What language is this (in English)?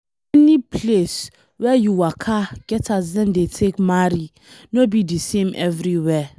Nigerian Pidgin